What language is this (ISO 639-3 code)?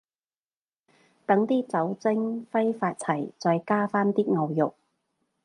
yue